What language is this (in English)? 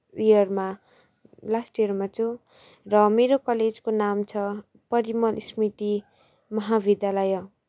Nepali